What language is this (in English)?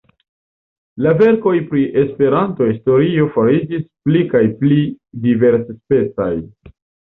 Esperanto